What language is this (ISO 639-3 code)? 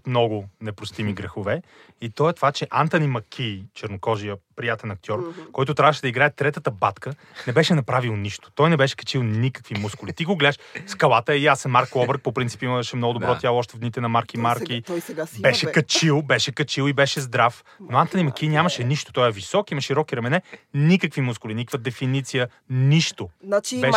bul